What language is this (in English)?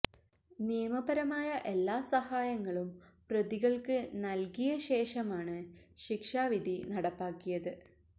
Malayalam